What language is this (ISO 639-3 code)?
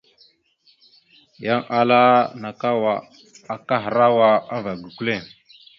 mxu